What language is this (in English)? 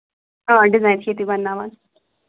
Kashmiri